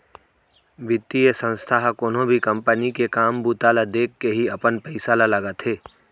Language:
Chhattisgarhi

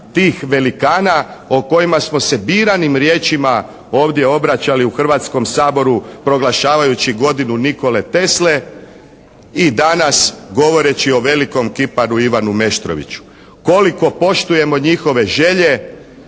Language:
Croatian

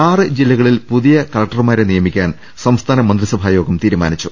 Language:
Malayalam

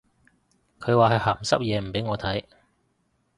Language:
Cantonese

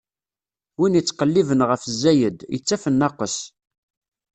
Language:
Kabyle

